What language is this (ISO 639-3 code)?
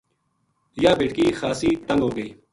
gju